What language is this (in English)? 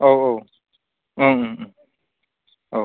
Bodo